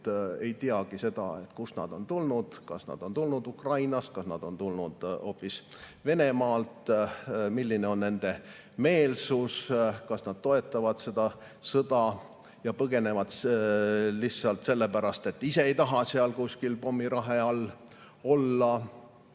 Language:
Estonian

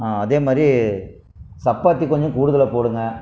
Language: Tamil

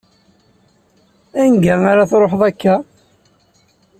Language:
Kabyle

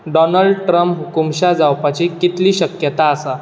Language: Konkani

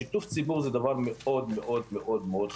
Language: Hebrew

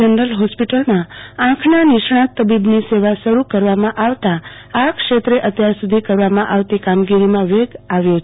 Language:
Gujarati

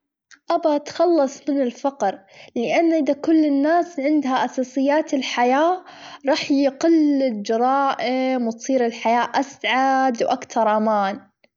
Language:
Gulf Arabic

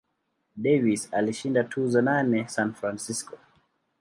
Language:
Swahili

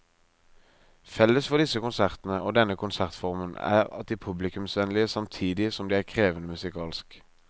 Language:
Norwegian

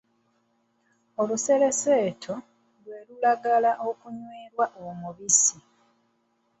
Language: Ganda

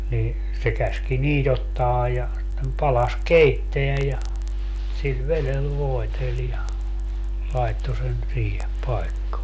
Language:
Finnish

